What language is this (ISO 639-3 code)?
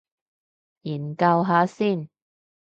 yue